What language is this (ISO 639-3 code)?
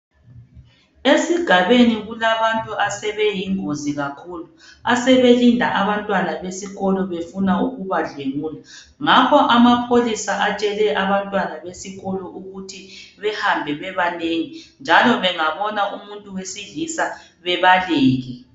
nde